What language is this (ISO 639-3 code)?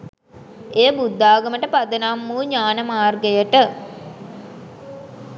sin